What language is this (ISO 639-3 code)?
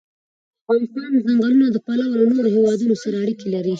pus